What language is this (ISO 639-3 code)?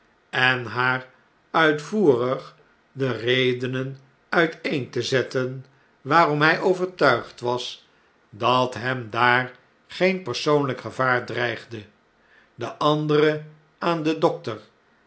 nld